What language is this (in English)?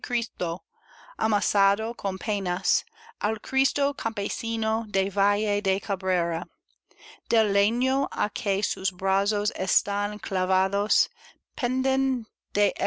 Spanish